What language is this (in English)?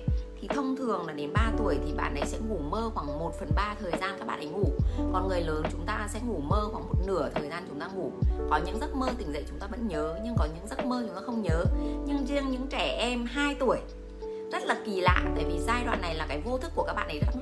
Vietnamese